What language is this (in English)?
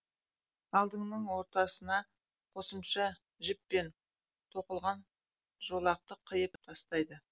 Kazakh